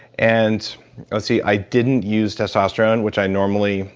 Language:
English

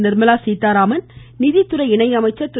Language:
Tamil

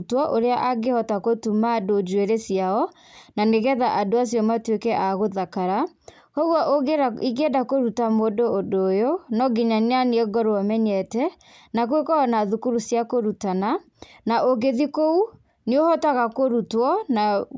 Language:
Kikuyu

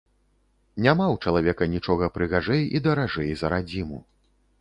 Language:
Belarusian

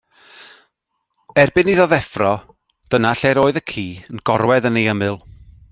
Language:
Welsh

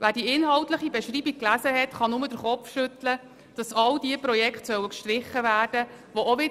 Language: Swiss German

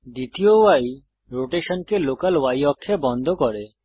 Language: Bangla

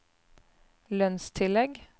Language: Norwegian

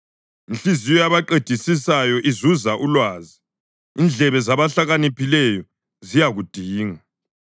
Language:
North Ndebele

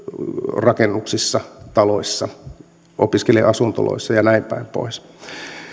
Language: Finnish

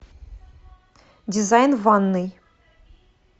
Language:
Russian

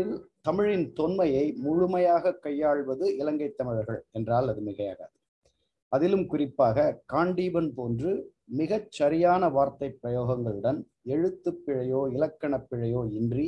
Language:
Tamil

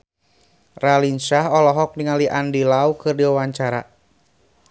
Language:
Sundanese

